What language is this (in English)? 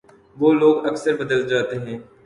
Urdu